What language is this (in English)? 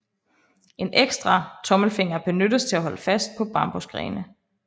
Danish